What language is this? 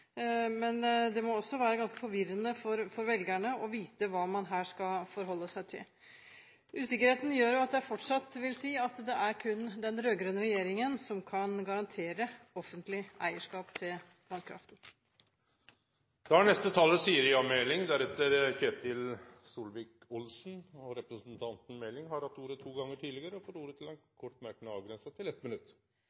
Norwegian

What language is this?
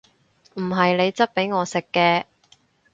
Cantonese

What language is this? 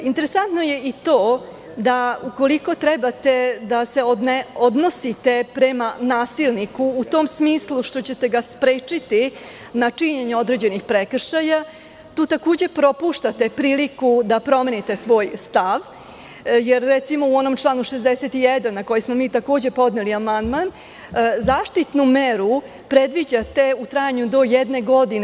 Serbian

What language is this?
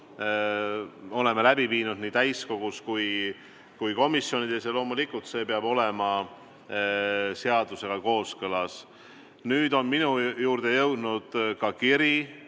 Estonian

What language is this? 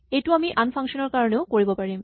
Assamese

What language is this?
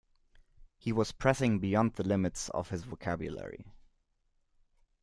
English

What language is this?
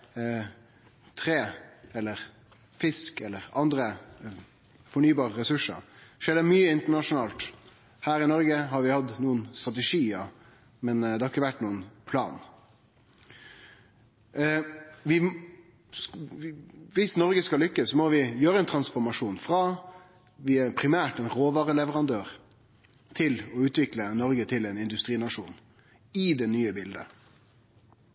Norwegian Nynorsk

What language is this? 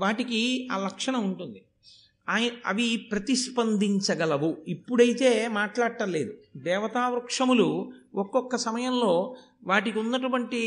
Telugu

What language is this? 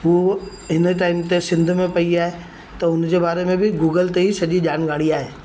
Sindhi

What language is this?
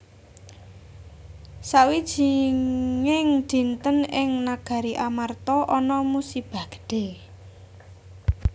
Javanese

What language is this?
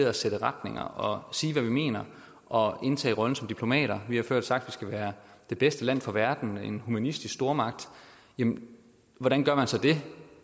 Danish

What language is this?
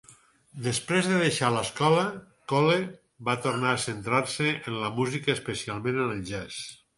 Catalan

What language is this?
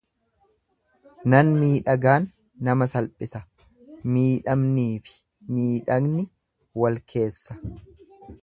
Oromo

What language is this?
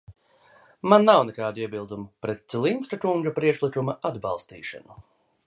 Latvian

